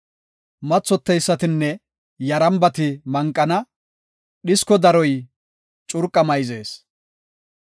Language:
Gofa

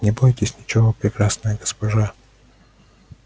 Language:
Russian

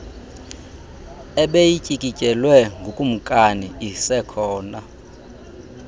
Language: Xhosa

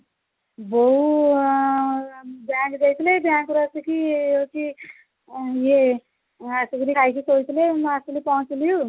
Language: Odia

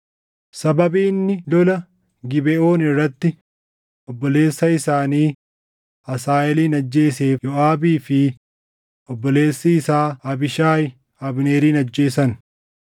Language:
Oromo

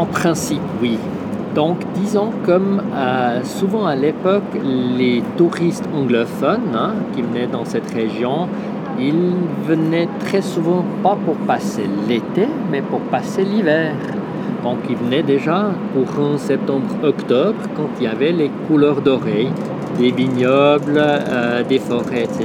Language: French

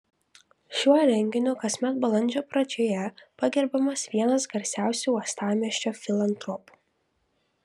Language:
Lithuanian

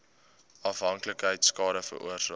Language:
Afrikaans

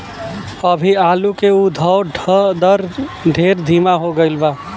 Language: Bhojpuri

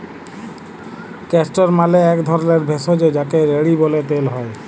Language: Bangla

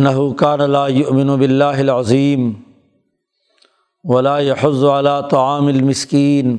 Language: Urdu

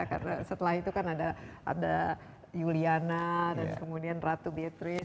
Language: Indonesian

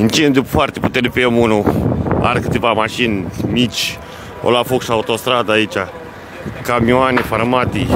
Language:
Romanian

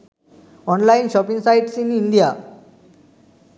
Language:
Sinhala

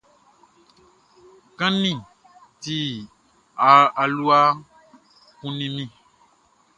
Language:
Baoulé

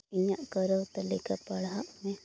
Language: Santali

